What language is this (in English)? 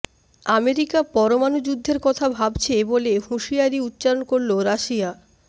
Bangla